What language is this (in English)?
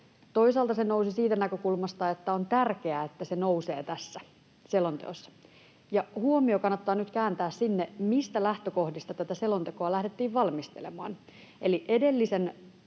Finnish